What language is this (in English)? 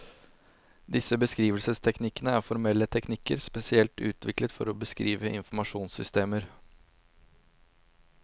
Norwegian